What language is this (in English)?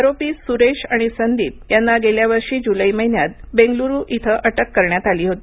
Marathi